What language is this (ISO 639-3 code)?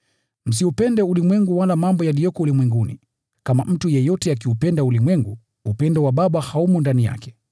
swa